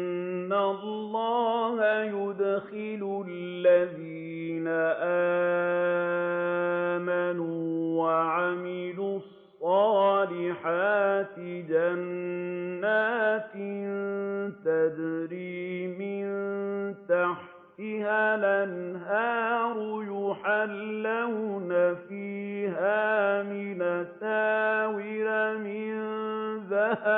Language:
Arabic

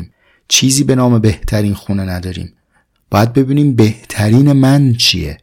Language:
Persian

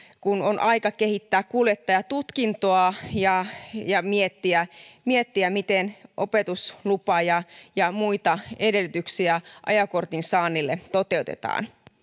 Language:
Finnish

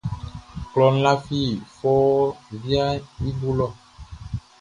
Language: Baoulé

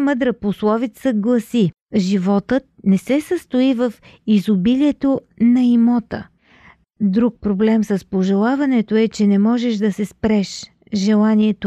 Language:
Bulgarian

